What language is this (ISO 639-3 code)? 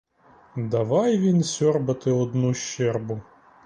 ukr